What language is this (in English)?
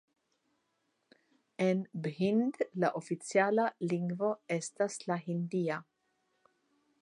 Esperanto